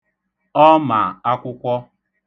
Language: Igbo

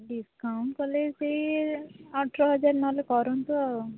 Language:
Odia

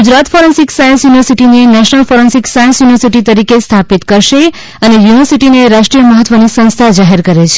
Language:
Gujarati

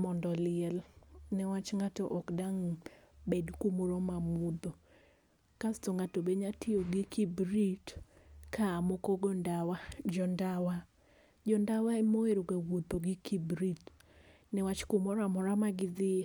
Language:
Luo (Kenya and Tanzania)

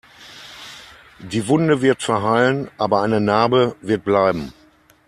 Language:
German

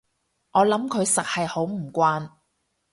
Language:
Cantonese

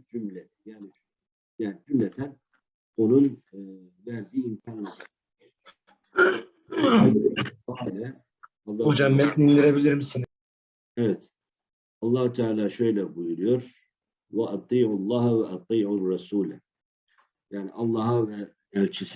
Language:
Turkish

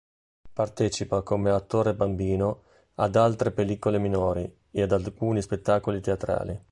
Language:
Italian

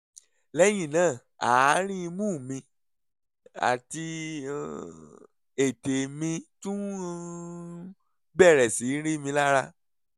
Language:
Yoruba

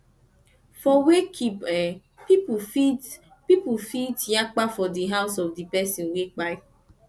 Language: Nigerian Pidgin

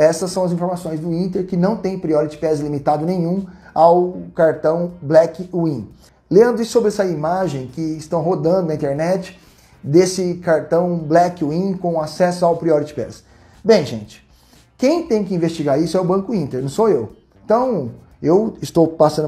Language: Portuguese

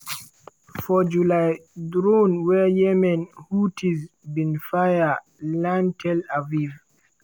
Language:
Nigerian Pidgin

